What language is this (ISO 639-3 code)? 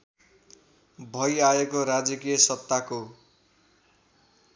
nep